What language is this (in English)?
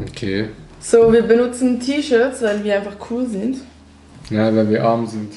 German